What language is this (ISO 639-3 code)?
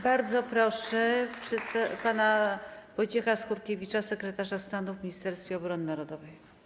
pol